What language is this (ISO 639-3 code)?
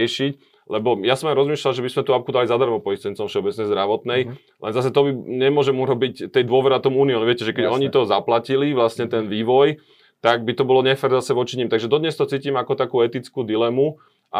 slk